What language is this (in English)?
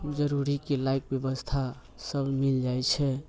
Maithili